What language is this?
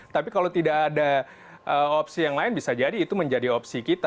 Indonesian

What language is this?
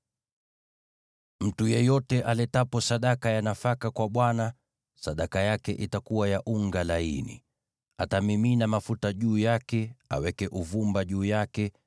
Swahili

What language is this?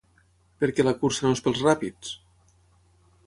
Catalan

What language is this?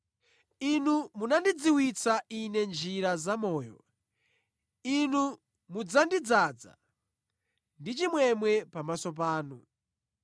Nyanja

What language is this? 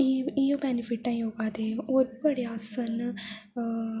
Dogri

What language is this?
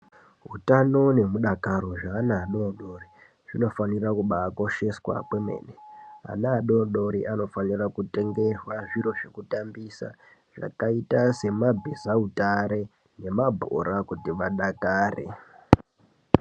Ndau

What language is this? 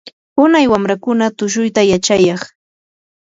Yanahuanca Pasco Quechua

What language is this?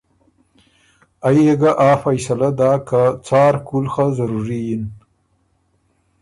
Ormuri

